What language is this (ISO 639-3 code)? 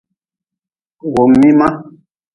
nmz